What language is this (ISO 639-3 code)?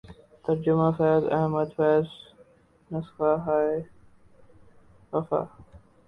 urd